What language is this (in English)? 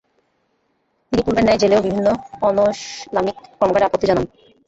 Bangla